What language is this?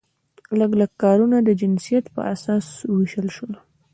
Pashto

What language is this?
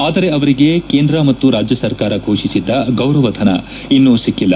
Kannada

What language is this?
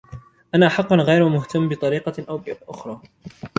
Arabic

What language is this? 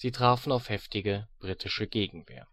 German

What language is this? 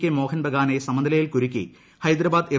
Malayalam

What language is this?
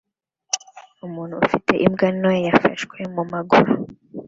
Kinyarwanda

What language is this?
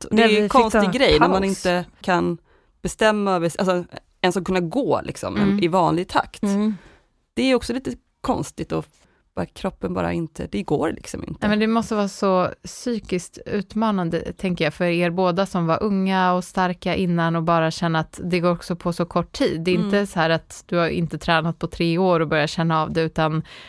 Swedish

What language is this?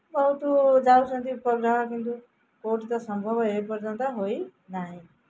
Odia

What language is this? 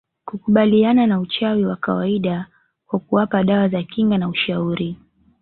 Swahili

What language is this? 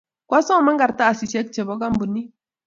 Kalenjin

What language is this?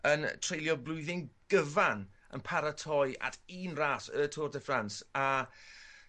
Welsh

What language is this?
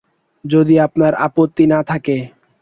Bangla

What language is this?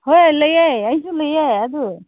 Manipuri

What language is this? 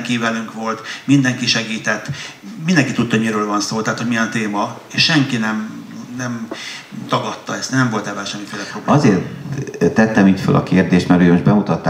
Hungarian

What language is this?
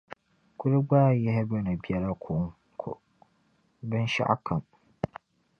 Dagbani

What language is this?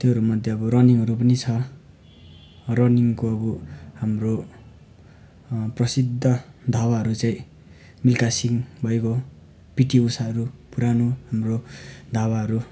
Nepali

